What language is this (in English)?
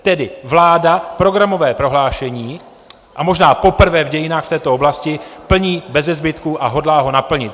Czech